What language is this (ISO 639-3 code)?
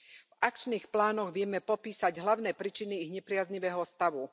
slk